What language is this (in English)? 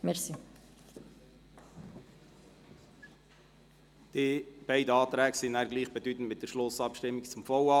Swiss German